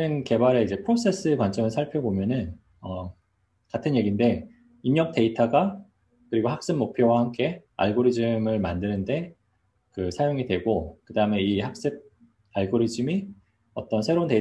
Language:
Korean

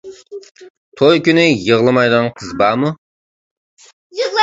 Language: Uyghur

